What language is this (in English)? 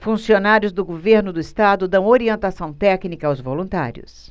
Portuguese